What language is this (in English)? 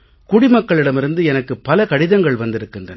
Tamil